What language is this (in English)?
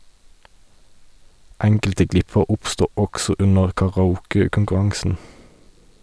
Norwegian